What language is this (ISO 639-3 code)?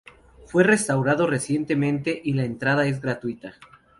spa